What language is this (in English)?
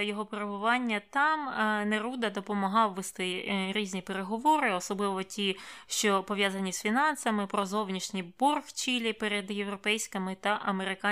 Ukrainian